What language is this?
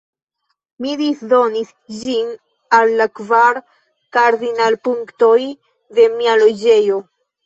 Esperanto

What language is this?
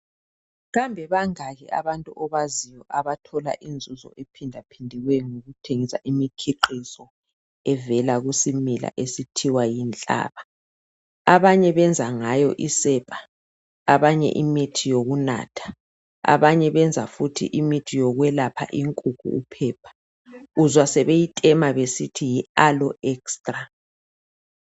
North Ndebele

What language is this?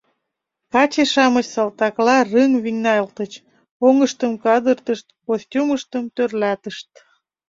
Mari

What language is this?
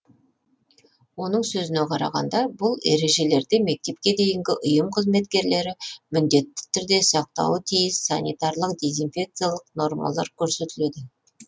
Kazakh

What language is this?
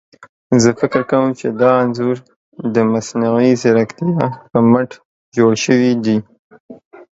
Pashto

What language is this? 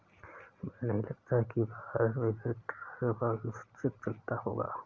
Hindi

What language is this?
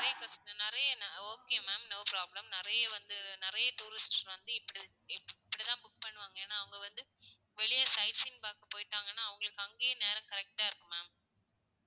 Tamil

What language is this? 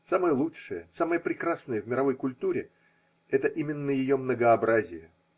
Russian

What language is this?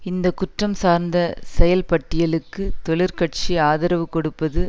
Tamil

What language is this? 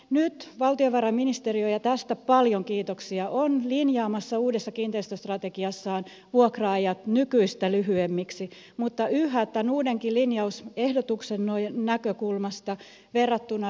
Finnish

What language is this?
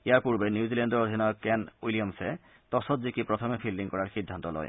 Assamese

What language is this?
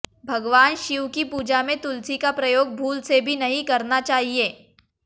Hindi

